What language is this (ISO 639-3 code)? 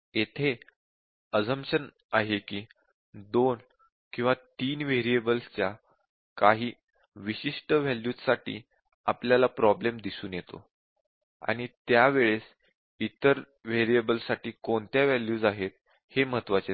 mar